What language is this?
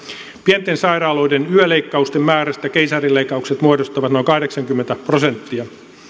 Finnish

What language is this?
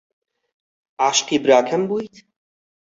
Central Kurdish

